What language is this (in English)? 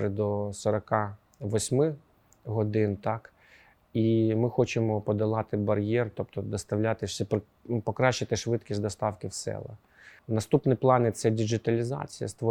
Ukrainian